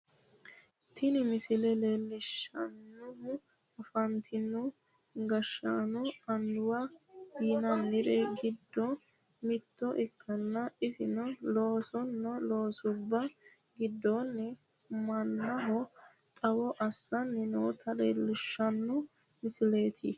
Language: Sidamo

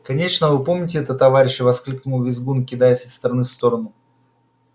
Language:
Russian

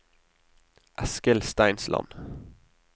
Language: Norwegian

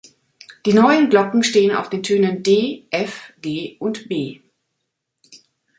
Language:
German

